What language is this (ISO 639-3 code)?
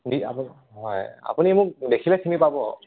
asm